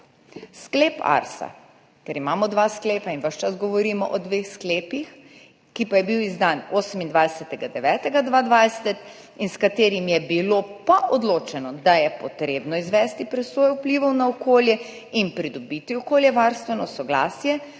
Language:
Slovenian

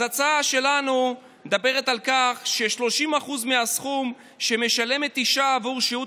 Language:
Hebrew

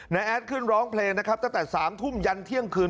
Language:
Thai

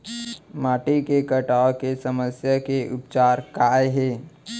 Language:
Chhattisgarhi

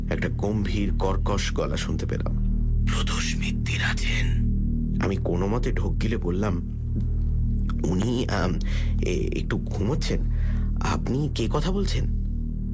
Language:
Bangla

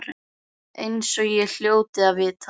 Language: Icelandic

